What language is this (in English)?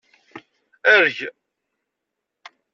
Kabyle